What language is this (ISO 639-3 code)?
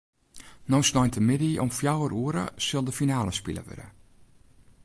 fry